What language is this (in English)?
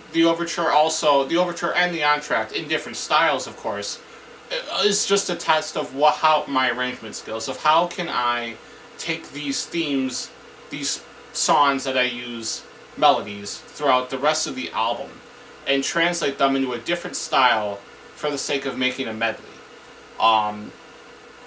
English